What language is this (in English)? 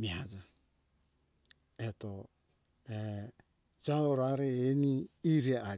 Hunjara-Kaina Ke